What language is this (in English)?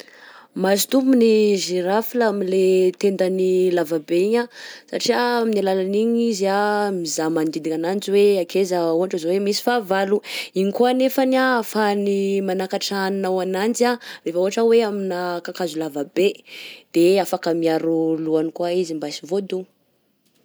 Southern Betsimisaraka Malagasy